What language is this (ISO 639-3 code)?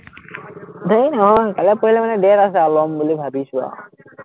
asm